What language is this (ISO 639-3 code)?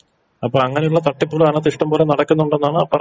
mal